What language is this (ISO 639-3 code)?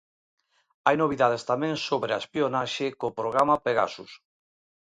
glg